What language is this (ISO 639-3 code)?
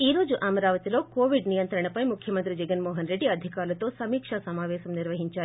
tel